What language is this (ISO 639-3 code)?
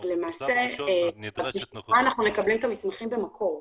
heb